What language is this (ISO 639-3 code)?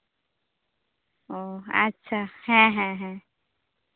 sat